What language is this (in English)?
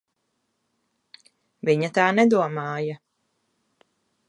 Latvian